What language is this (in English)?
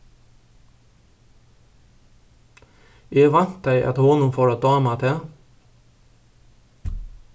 Faroese